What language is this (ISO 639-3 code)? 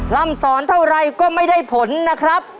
tha